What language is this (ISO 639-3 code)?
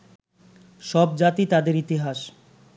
ben